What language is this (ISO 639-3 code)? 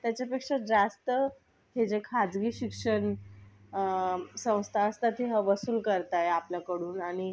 mar